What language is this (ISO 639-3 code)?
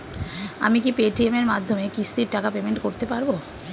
ben